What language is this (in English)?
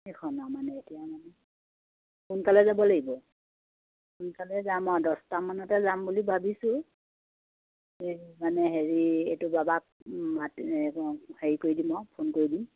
Assamese